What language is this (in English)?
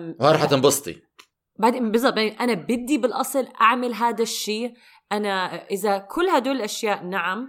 Arabic